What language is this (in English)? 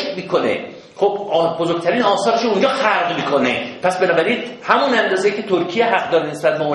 Persian